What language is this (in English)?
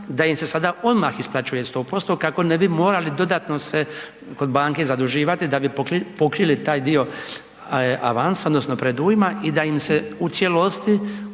Croatian